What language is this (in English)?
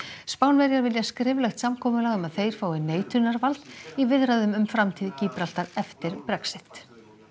Icelandic